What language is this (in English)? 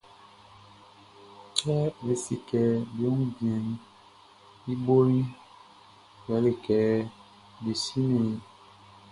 Baoulé